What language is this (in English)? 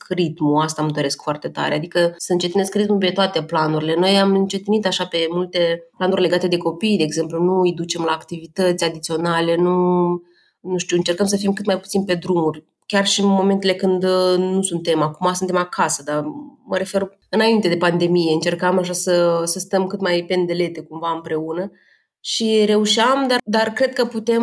Romanian